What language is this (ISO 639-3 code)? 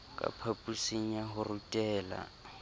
sot